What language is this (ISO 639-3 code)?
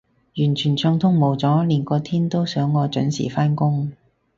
yue